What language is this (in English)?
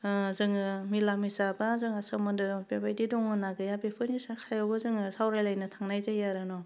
Bodo